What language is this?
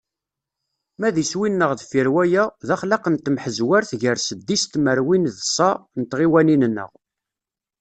Kabyle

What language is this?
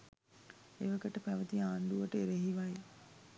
Sinhala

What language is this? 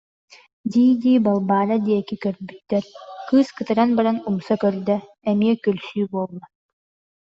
Yakut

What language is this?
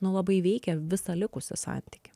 Lithuanian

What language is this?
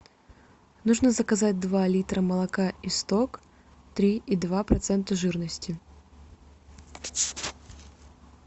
Russian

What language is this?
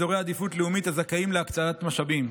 Hebrew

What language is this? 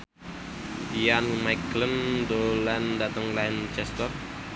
Javanese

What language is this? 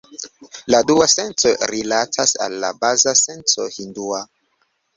Esperanto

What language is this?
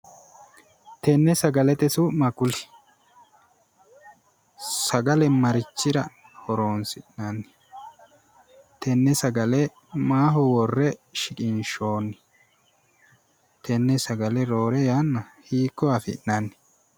Sidamo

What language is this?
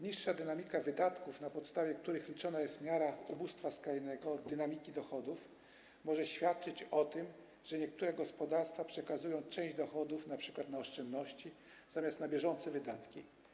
Polish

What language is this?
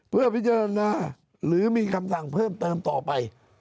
Thai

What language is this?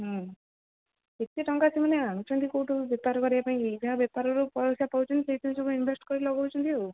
Odia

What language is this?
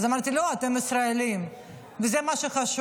Hebrew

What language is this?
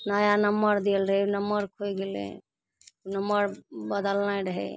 Maithili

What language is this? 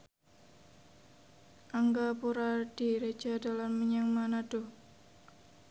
Javanese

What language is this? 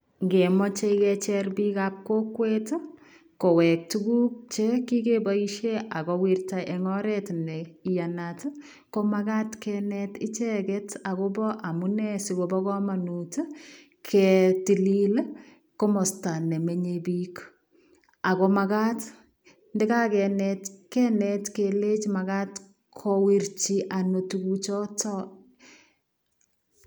Kalenjin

